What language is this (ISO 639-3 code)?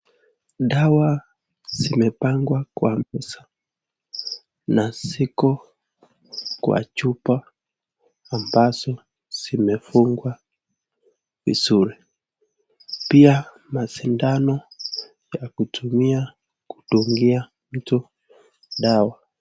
swa